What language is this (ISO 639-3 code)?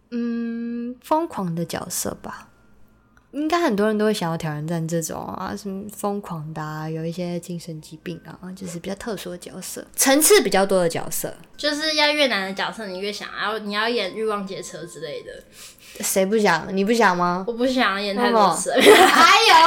zho